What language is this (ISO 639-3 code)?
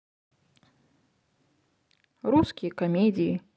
rus